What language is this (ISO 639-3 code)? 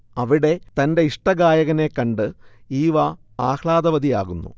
mal